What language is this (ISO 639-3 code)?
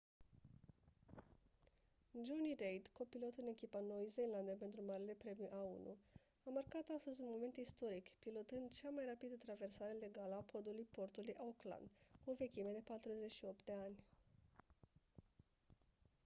ron